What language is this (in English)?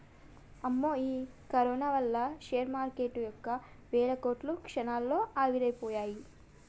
Telugu